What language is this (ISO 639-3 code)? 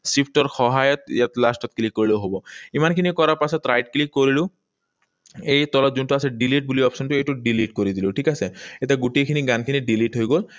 asm